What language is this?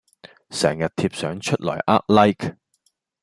Cantonese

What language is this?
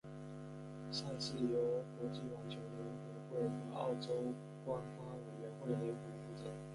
Chinese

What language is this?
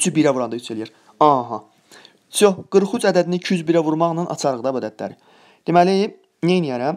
Turkish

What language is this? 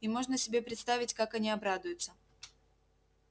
Russian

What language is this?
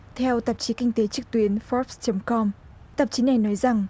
Vietnamese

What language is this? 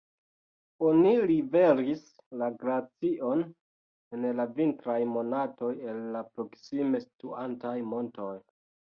Esperanto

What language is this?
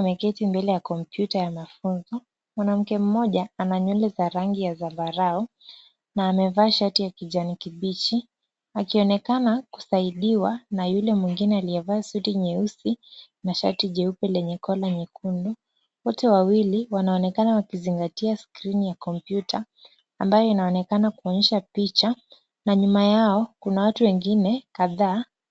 Swahili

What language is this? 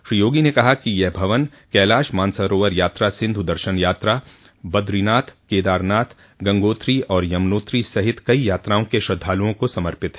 Hindi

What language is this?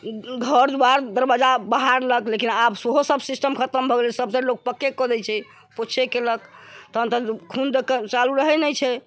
Maithili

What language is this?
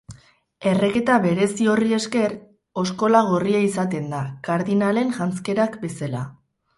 Basque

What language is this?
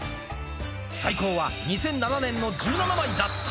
Japanese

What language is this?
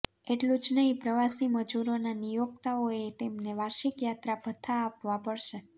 Gujarati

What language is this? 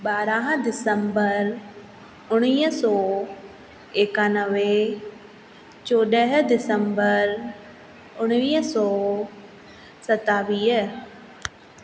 Sindhi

